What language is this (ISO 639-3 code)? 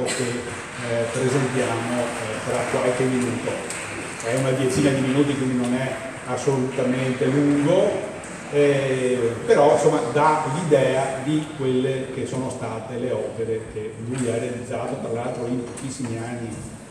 ita